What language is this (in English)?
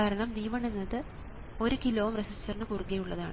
Malayalam